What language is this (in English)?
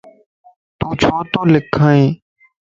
Lasi